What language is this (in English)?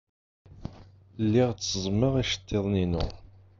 Kabyle